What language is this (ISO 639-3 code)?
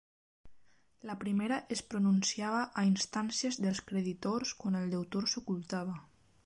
cat